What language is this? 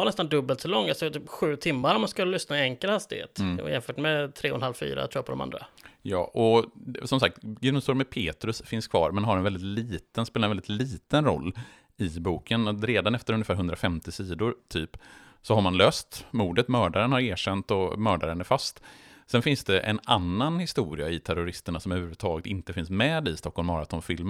Swedish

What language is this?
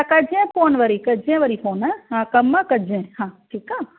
Sindhi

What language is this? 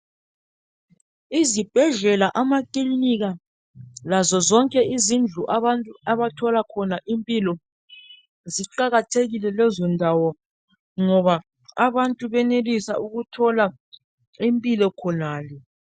North Ndebele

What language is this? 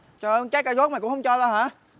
Vietnamese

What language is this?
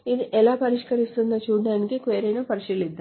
Telugu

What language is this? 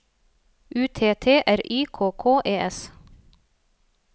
Norwegian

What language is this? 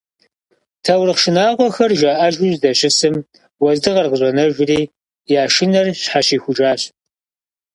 Kabardian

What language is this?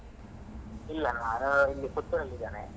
Kannada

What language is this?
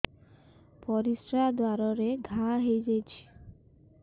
Odia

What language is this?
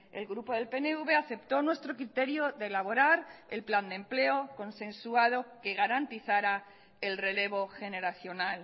Spanish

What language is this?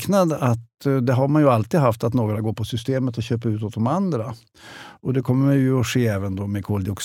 Swedish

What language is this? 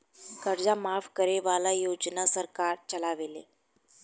Bhojpuri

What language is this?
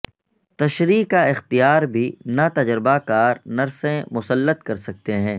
Urdu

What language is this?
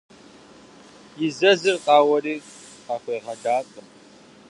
Kabardian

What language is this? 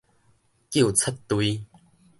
Min Nan Chinese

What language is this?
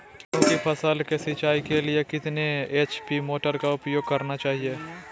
Magahi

